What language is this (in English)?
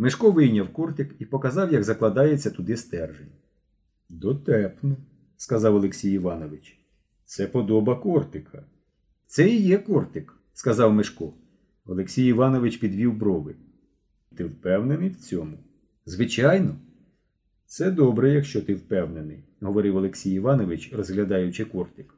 Ukrainian